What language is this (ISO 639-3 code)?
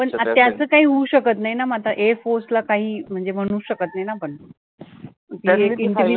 mar